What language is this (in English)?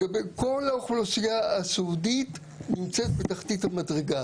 Hebrew